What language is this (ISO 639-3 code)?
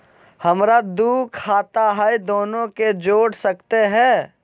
mag